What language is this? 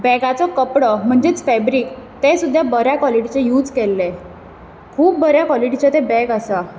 Konkani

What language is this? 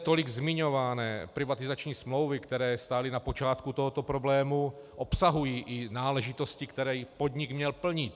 Czech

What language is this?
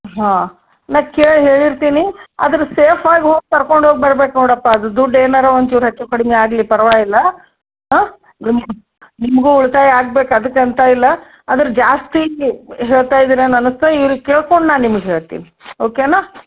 Kannada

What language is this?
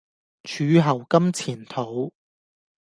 Cantonese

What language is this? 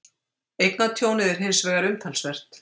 Icelandic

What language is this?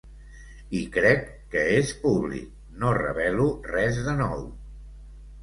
Catalan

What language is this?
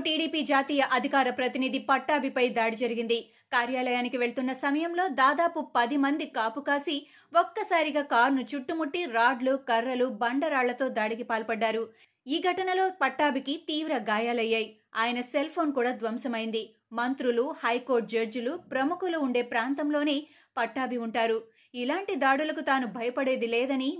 Telugu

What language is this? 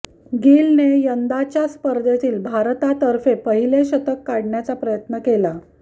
Marathi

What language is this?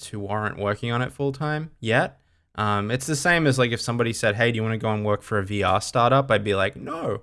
English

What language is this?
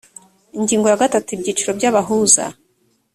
Kinyarwanda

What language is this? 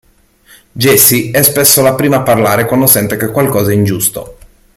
Italian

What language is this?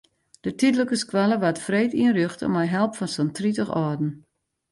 Western Frisian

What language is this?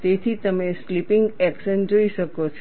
Gujarati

